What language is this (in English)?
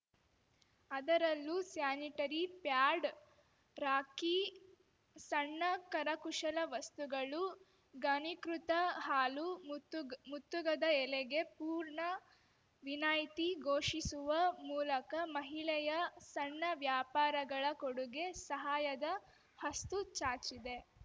Kannada